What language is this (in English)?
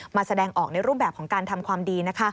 Thai